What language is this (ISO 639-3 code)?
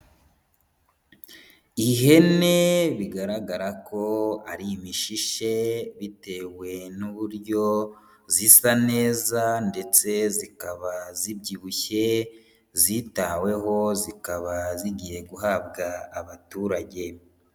kin